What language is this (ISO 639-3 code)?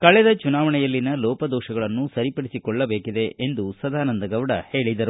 kan